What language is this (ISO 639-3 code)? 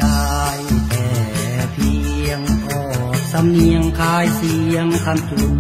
tha